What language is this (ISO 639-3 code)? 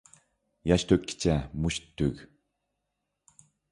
uig